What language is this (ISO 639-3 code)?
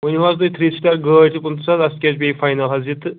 kas